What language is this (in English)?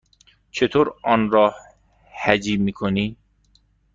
Persian